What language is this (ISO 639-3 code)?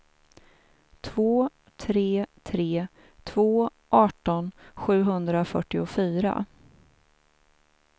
swe